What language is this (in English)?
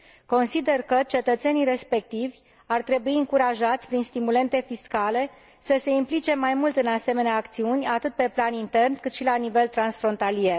Romanian